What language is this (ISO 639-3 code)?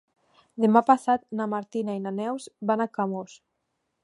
cat